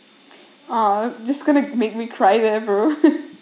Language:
English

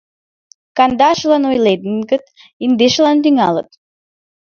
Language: Mari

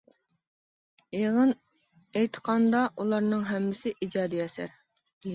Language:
Uyghur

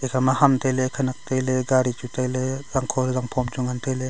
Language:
Wancho Naga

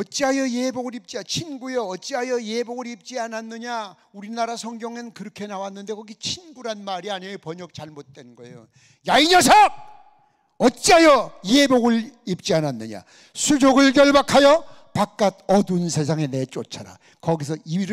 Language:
Korean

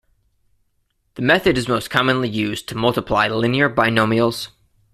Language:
English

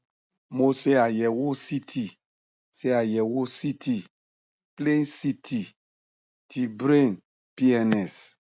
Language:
Yoruba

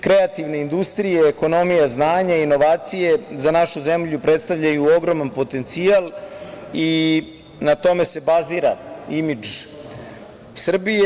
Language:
Serbian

